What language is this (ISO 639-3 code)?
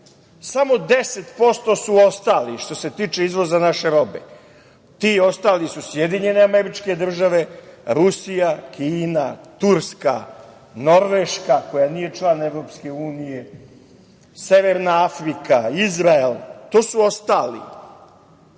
srp